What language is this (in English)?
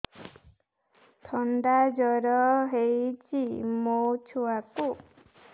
Odia